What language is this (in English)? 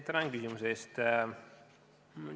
Estonian